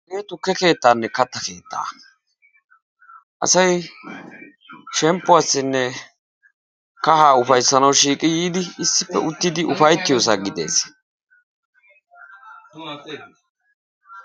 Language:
Wolaytta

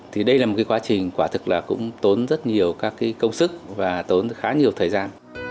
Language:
Vietnamese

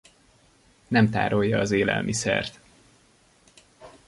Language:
Hungarian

